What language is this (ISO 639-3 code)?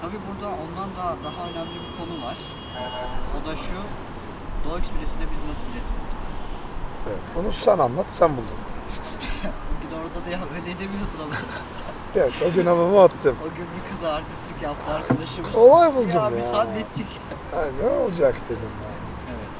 tur